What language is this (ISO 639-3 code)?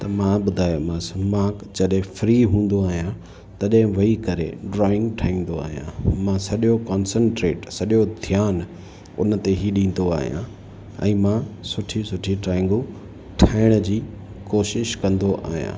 snd